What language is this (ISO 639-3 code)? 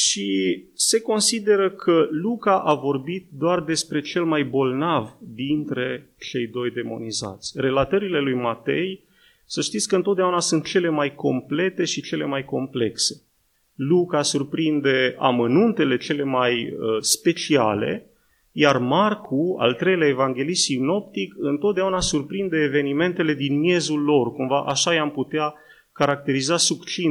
ron